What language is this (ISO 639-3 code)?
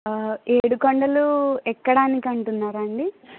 tel